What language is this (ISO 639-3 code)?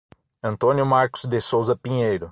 por